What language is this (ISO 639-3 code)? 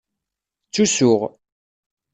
kab